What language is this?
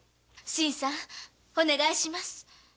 Japanese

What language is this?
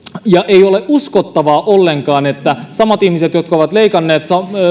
Finnish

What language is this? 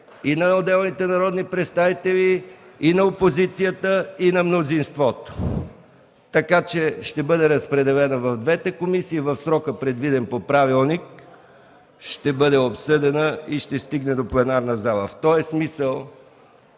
Bulgarian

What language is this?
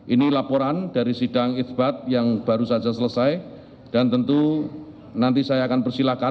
Indonesian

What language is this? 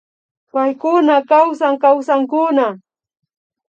Imbabura Highland Quichua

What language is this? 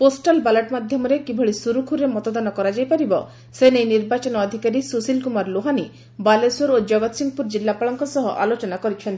Odia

